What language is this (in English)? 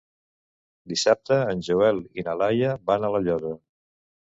Catalan